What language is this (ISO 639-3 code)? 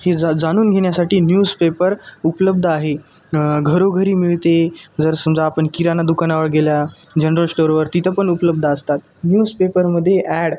mar